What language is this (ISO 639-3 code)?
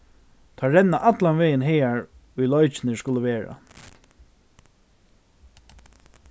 fao